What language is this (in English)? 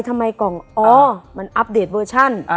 Thai